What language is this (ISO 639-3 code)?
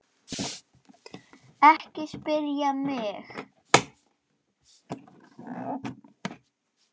isl